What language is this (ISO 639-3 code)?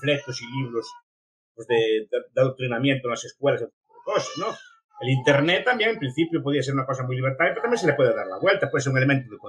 spa